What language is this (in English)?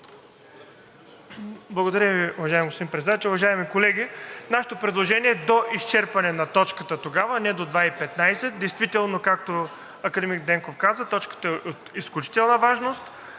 Bulgarian